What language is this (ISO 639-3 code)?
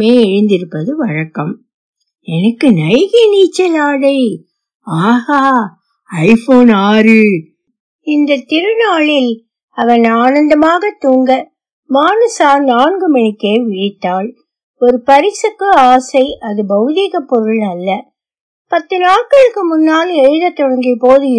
tam